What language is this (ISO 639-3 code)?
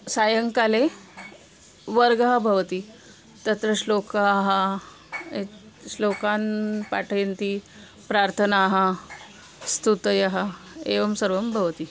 san